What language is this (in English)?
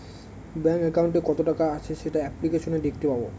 Bangla